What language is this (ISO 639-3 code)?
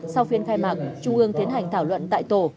vie